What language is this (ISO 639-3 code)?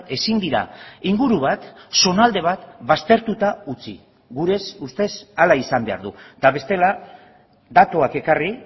eus